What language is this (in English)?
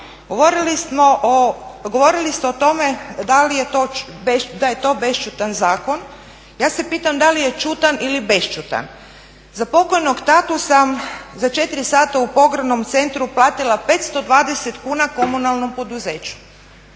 Croatian